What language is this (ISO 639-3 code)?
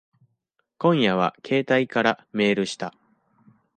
jpn